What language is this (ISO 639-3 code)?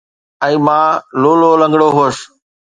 snd